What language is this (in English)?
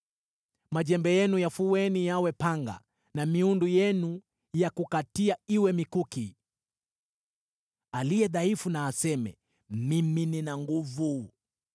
Swahili